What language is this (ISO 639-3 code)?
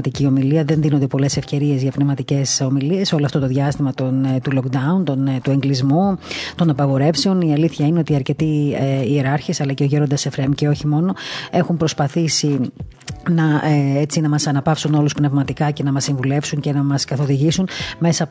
ell